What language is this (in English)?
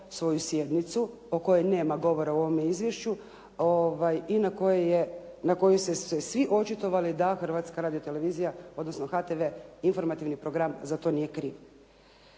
Croatian